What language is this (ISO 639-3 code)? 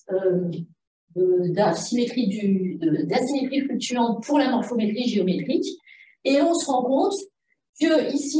fra